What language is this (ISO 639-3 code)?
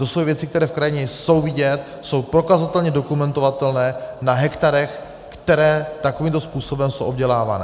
ces